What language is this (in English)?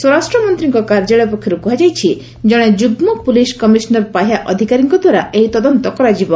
Odia